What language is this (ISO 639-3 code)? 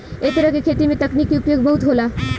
bho